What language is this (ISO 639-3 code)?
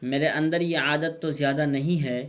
urd